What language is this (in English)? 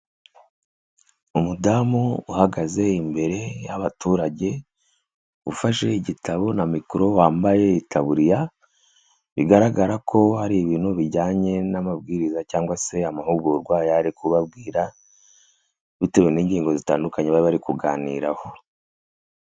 Kinyarwanda